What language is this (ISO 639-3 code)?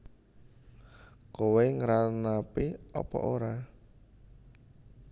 jav